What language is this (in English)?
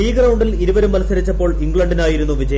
Malayalam